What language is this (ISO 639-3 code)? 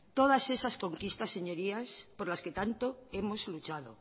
spa